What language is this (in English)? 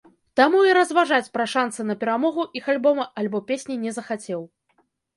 Belarusian